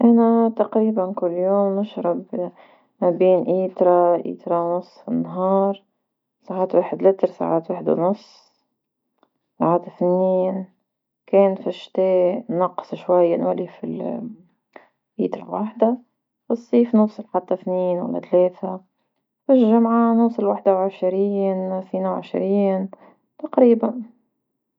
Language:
Tunisian Arabic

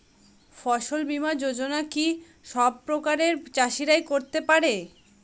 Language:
Bangla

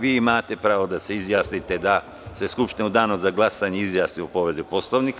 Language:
Serbian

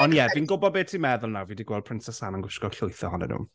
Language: Welsh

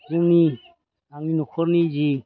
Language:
Bodo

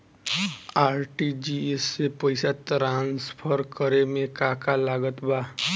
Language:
Bhojpuri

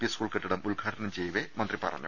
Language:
Malayalam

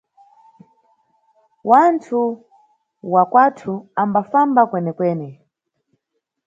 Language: Nyungwe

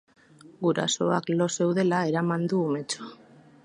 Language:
Basque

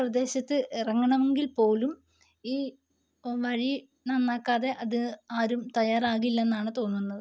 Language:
Malayalam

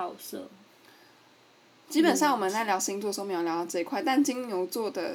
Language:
Chinese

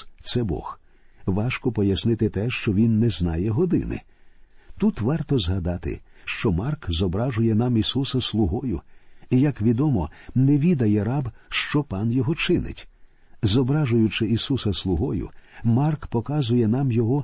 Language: Ukrainian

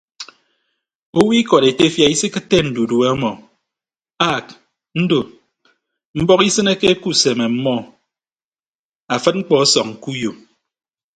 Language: Ibibio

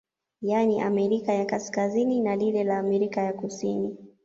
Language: Swahili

